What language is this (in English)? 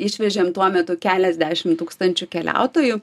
Lithuanian